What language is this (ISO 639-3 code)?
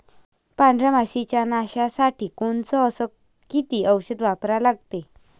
mar